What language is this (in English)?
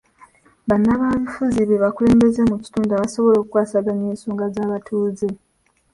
Ganda